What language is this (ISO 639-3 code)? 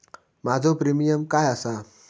mar